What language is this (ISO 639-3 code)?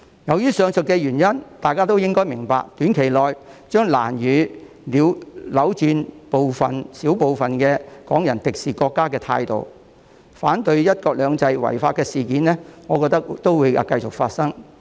yue